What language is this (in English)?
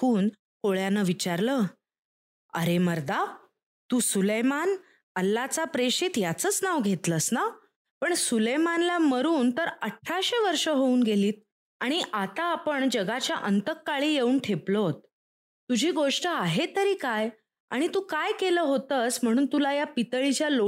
Marathi